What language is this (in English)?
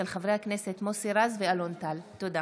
Hebrew